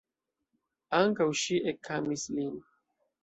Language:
Esperanto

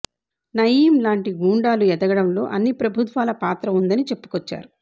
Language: Telugu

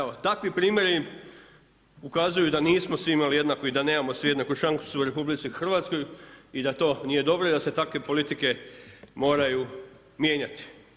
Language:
Croatian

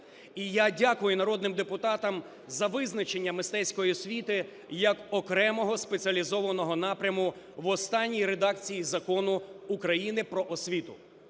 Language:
Ukrainian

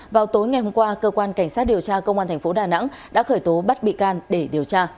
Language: Vietnamese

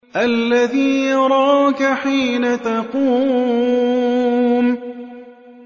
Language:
Arabic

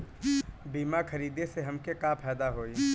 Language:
Bhojpuri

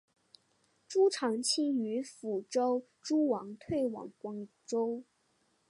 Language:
Chinese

